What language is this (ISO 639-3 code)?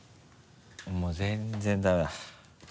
jpn